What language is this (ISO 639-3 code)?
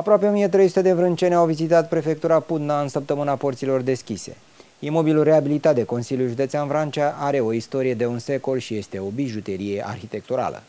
ron